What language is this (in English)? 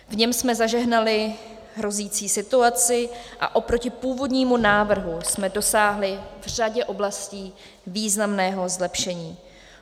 Czech